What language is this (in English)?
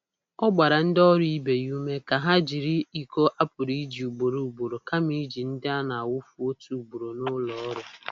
Igbo